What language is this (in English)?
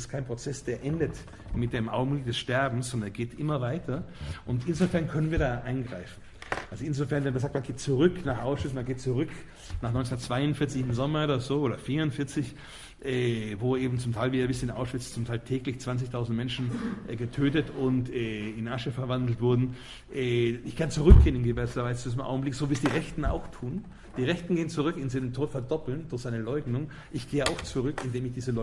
German